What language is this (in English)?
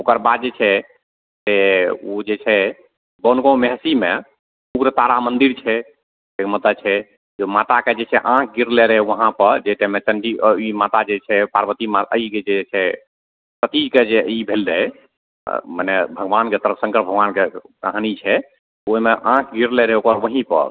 Maithili